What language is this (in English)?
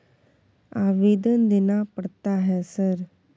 Maithili